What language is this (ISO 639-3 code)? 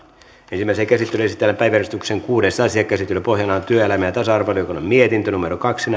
fin